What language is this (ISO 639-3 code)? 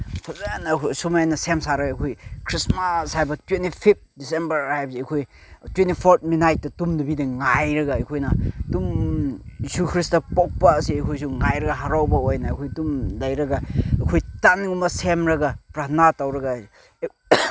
mni